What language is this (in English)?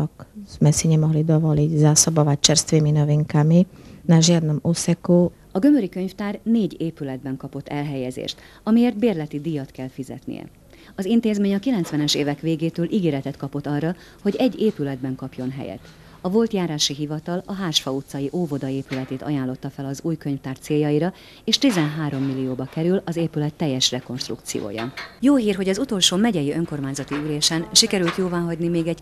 Hungarian